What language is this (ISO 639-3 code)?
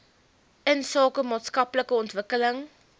afr